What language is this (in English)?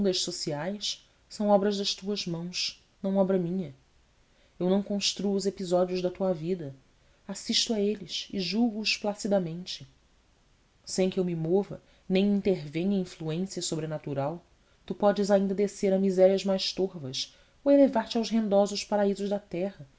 Portuguese